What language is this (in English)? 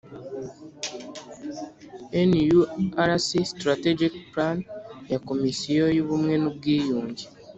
Kinyarwanda